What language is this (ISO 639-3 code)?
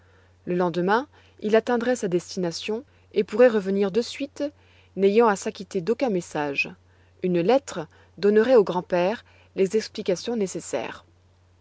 fra